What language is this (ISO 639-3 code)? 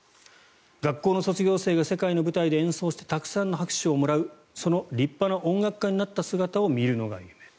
jpn